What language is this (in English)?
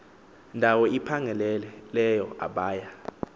Xhosa